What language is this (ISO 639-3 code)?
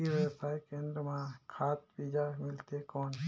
hne